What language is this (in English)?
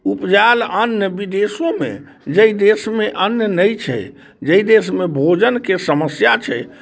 Maithili